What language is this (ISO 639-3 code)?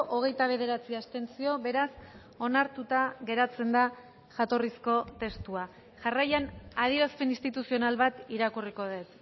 eus